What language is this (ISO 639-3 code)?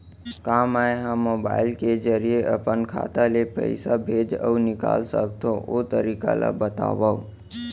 hne